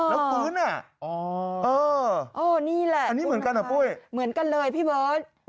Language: Thai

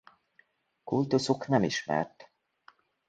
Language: Hungarian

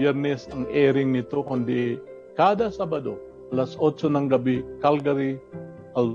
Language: Filipino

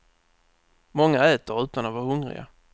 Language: Swedish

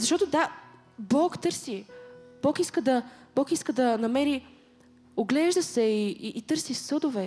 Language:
Bulgarian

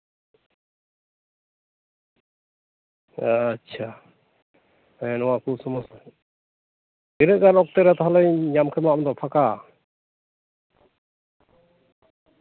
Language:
Santali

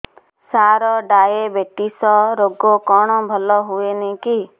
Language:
Odia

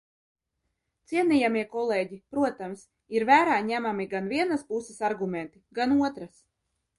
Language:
Latvian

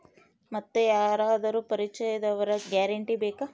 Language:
Kannada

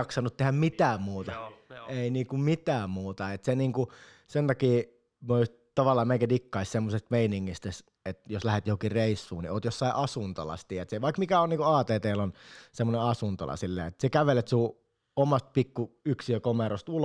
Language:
Finnish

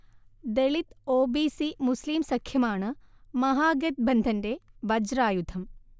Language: Malayalam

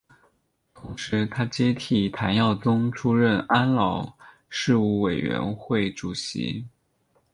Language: Chinese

